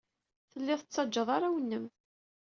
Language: Kabyle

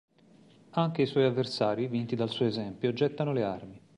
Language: Italian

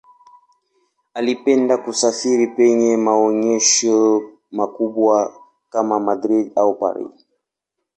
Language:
Swahili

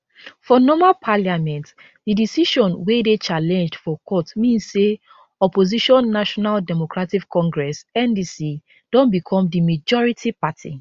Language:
Nigerian Pidgin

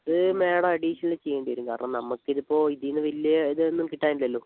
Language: Malayalam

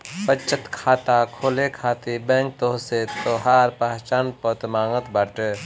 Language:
Bhojpuri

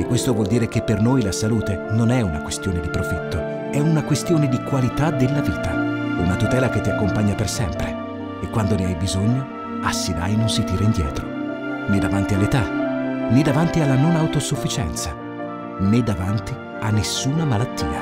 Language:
Italian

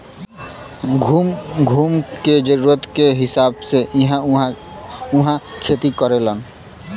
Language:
Bhojpuri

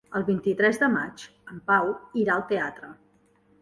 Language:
Catalan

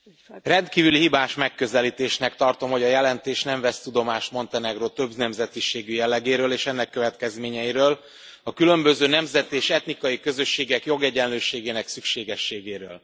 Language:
Hungarian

